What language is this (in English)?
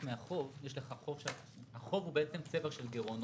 Hebrew